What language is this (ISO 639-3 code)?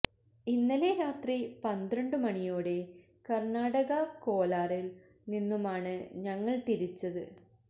mal